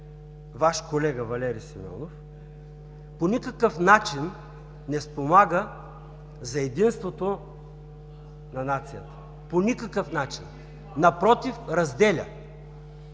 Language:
Bulgarian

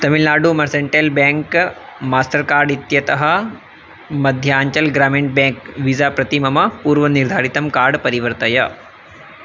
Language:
Sanskrit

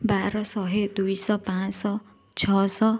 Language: Odia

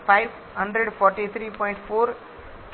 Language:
Gujarati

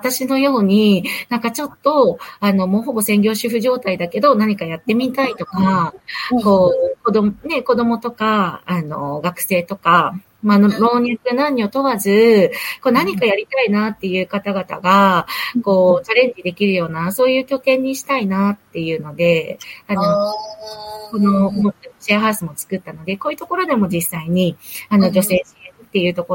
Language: Japanese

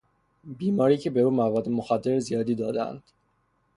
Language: Persian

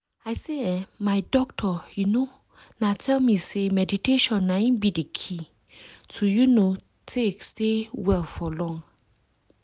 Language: Nigerian Pidgin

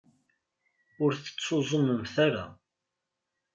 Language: Kabyle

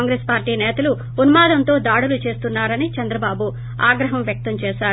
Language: Telugu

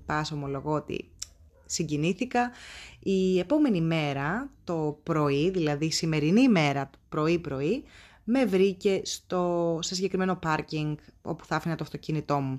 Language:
Greek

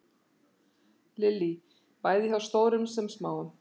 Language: Icelandic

